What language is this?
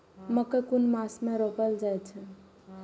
Maithili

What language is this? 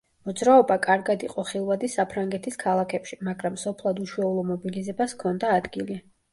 Georgian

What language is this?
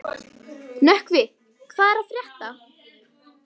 Icelandic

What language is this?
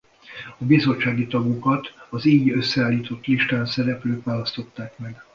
Hungarian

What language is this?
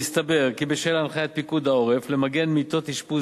Hebrew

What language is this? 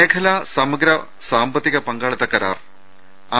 Malayalam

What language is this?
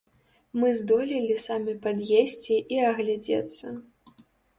Belarusian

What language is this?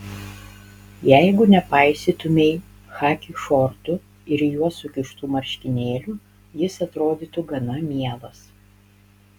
Lithuanian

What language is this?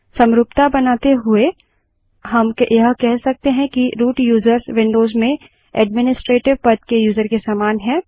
Hindi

